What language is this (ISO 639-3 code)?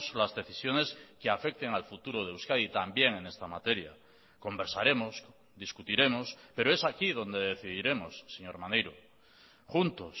spa